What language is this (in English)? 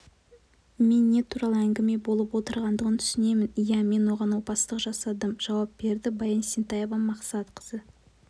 Kazakh